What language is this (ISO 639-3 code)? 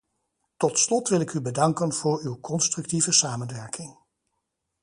nld